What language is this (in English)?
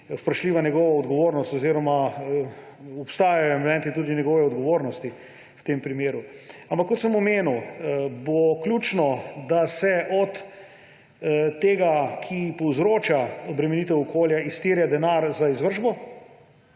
Slovenian